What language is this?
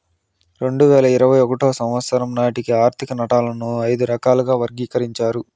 Telugu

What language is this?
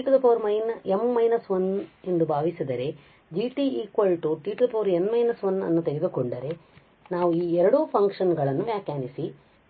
Kannada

